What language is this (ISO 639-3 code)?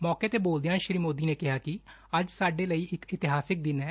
pan